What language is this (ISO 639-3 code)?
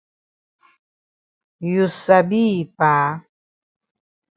wes